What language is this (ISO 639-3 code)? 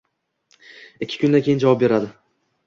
uzb